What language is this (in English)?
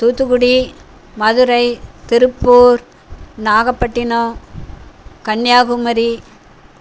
Tamil